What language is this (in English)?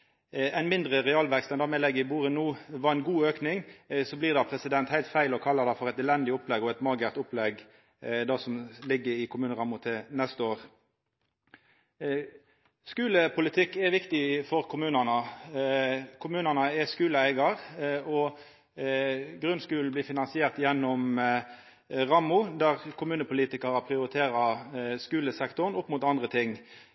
Norwegian Nynorsk